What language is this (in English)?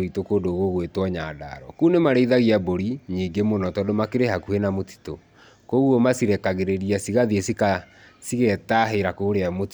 Kikuyu